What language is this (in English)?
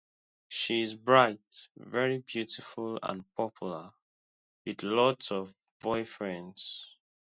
English